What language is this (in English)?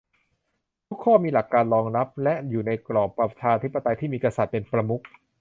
Thai